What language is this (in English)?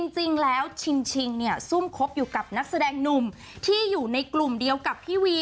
Thai